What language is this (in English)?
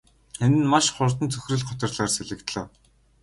Mongolian